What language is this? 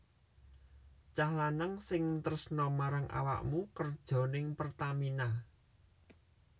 Javanese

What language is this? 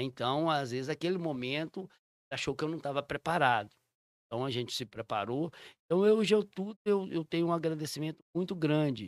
Portuguese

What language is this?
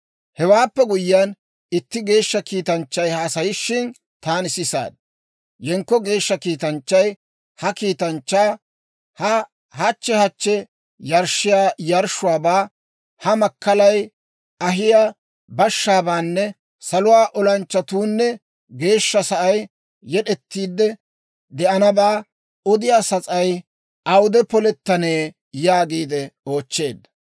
Dawro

